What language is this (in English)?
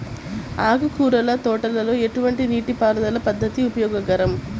Telugu